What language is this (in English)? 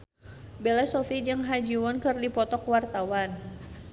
Sundanese